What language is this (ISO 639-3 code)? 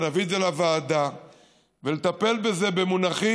heb